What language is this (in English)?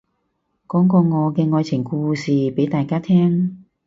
Cantonese